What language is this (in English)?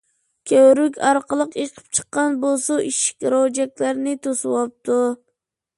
Uyghur